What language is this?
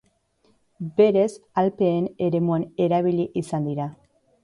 Basque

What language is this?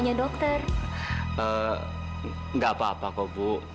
Indonesian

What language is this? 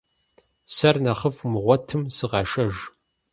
Kabardian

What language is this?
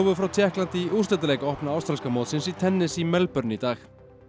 Icelandic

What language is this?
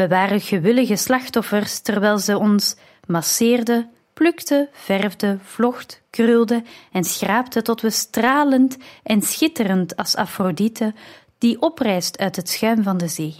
Dutch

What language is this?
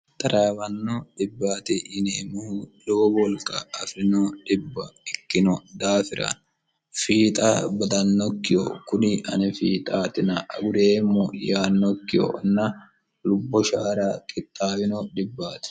Sidamo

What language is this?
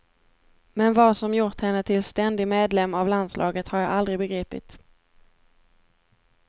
Swedish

